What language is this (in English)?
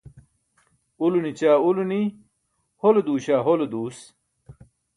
Burushaski